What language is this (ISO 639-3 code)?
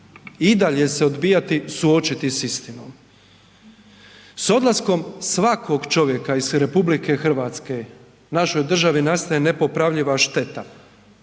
hrv